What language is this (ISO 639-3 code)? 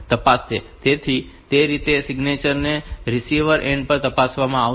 guj